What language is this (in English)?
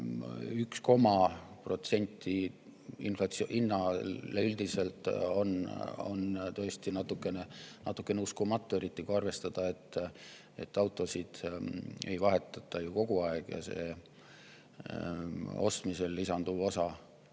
Estonian